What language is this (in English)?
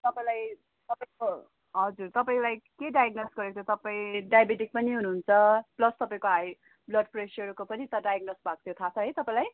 Nepali